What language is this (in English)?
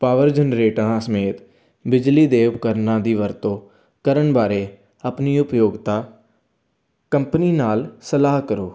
Punjabi